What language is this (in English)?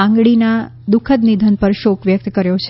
Gujarati